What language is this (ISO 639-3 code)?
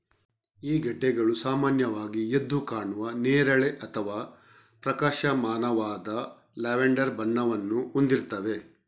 kan